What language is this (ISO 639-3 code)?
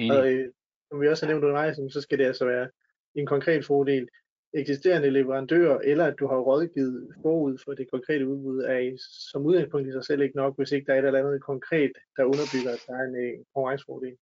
dan